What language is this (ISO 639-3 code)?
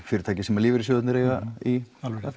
isl